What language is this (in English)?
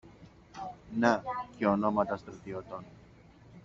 Greek